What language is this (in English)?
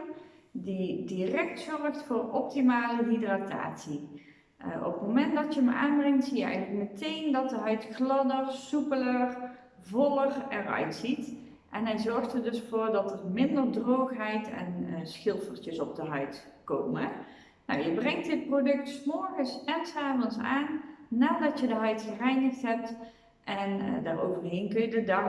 Dutch